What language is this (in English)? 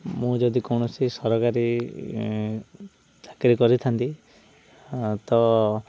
Odia